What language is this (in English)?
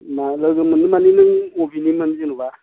Bodo